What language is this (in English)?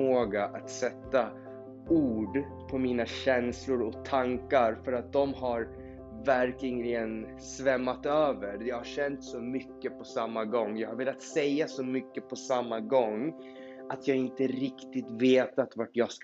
Swedish